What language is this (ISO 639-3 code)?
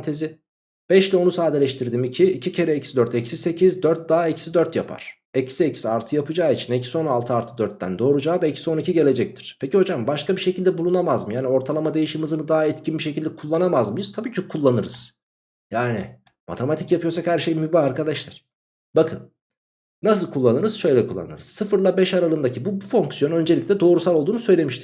tur